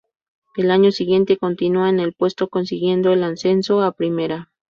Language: Spanish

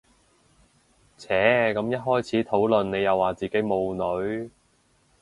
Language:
Cantonese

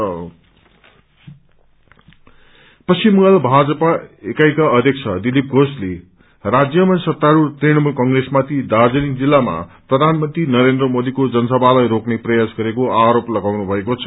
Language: Nepali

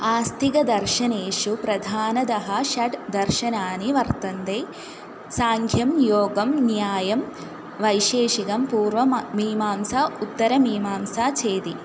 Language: Sanskrit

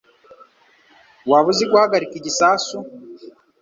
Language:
Kinyarwanda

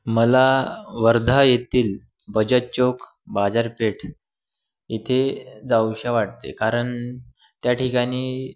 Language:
Marathi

